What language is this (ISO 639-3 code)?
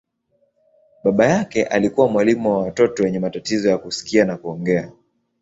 swa